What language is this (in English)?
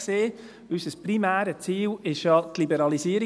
Swiss German